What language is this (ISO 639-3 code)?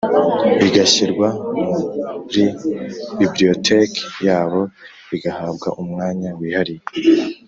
kin